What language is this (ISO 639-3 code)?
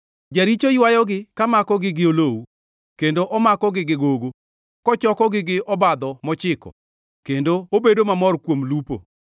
luo